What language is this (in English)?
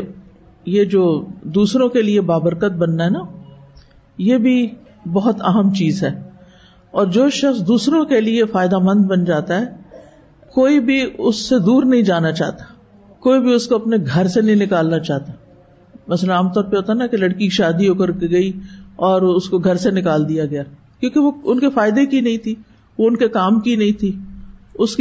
Urdu